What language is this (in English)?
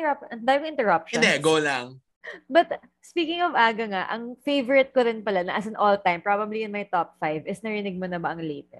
Filipino